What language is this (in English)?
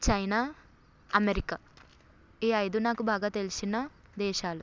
Telugu